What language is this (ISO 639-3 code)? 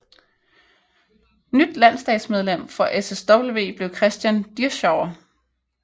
dan